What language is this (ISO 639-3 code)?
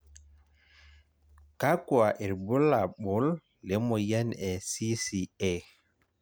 mas